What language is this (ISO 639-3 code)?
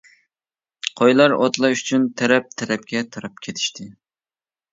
uig